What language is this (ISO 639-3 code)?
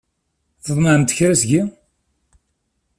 kab